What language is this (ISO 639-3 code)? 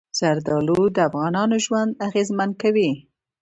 pus